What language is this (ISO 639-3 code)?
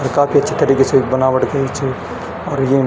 gbm